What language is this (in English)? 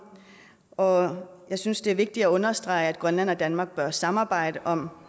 Danish